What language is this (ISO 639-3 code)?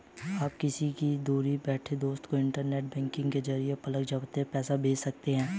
hin